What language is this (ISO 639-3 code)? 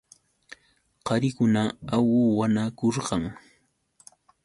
qux